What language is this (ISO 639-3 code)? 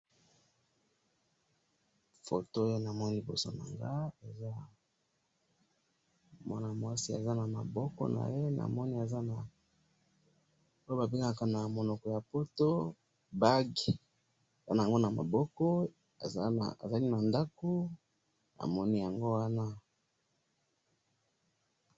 lin